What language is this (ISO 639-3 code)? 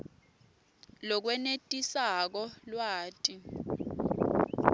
ssw